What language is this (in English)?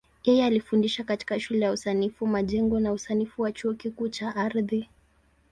Swahili